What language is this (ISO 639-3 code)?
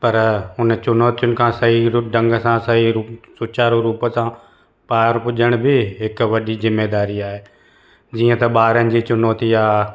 snd